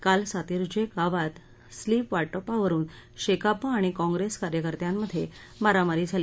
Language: Marathi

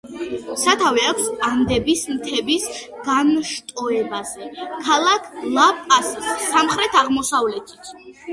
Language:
Georgian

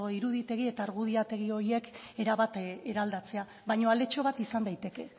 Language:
Basque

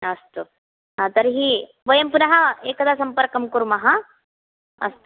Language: Sanskrit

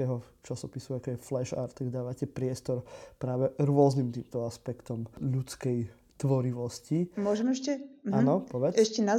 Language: Slovak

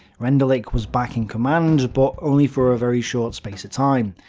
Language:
English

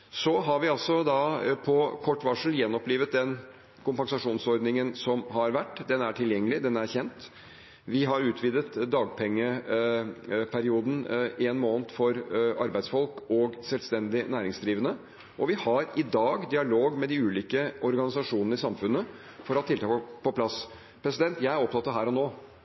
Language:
Norwegian Bokmål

